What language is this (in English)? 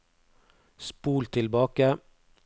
Norwegian